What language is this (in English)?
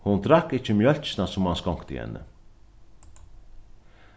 Faroese